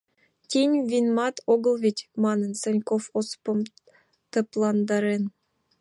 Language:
Mari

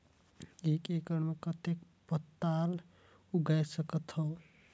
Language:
Chhattisgarhi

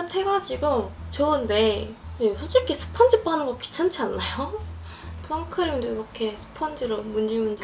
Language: Korean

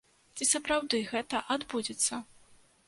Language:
Belarusian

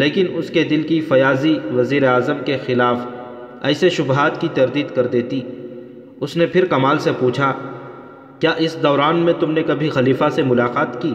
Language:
Urdu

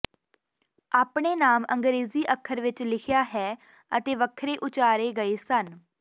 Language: Punjabi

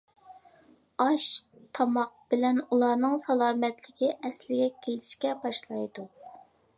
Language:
Uyghur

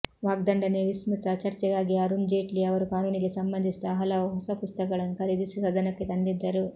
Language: Kannada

